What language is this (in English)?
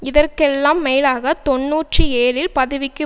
Tamil